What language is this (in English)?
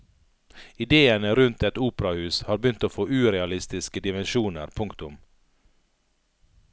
Norwegian